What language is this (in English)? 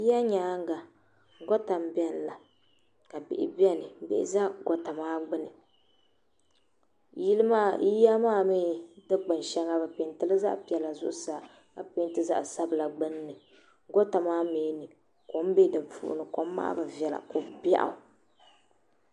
Dagbani